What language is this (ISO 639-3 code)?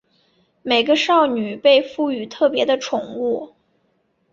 zho